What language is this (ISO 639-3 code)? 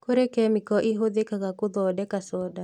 kik